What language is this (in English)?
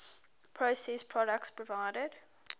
English